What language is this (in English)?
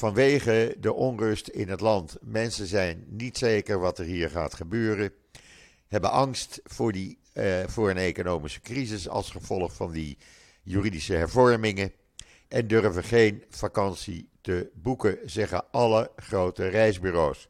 Dutch